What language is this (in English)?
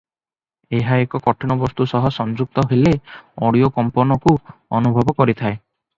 Odia